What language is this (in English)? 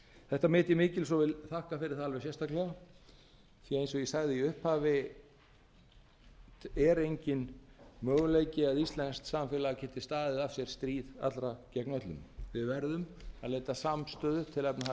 Icelandic